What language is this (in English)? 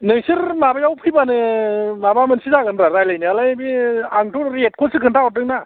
Bodo